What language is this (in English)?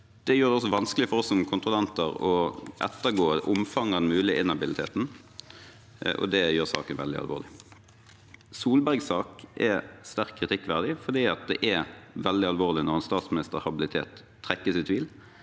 Norwegian